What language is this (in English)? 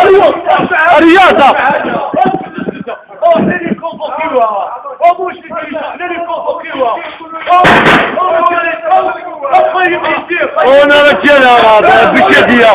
Turkish